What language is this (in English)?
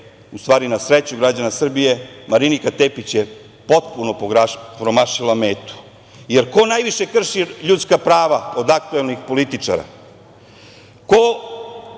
Serbian